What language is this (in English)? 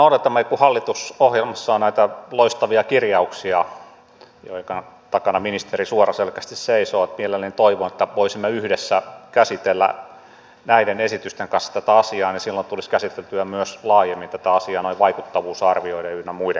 Finnish